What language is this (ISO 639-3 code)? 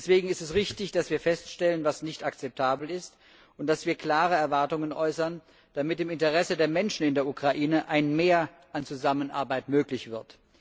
deu